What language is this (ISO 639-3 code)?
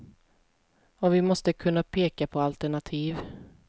swe